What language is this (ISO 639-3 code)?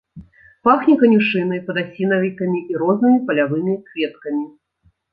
bel